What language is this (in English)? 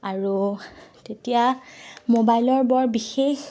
Assamese